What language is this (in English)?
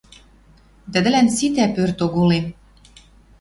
Western Mari